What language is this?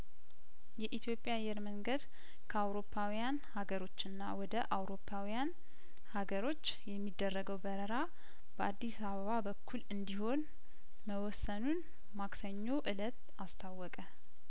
Amharic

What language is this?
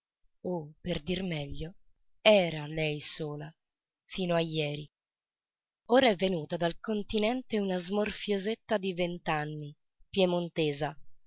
Italian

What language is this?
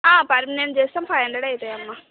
Telugu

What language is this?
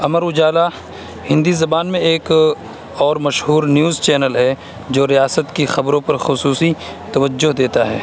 Urdu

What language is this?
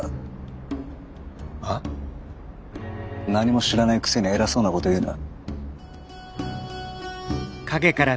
Japanese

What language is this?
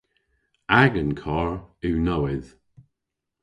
Cornish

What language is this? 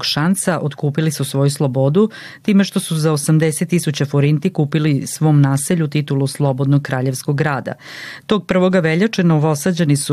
Croatian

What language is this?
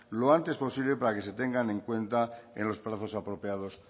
Spanish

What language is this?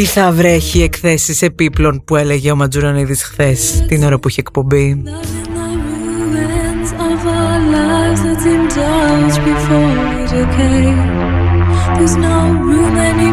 Greek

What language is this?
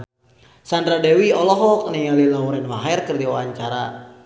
Sundanese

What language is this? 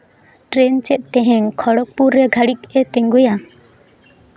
Santali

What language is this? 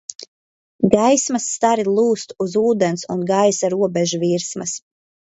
Latvian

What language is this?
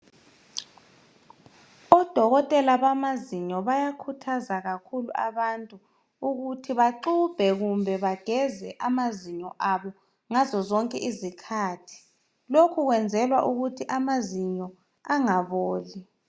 North Ndebele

